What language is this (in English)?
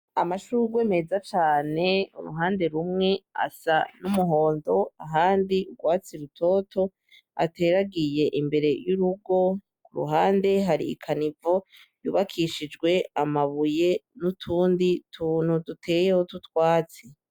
Rundi